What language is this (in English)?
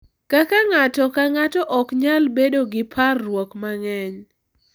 Luo (Kenya and Tanzania)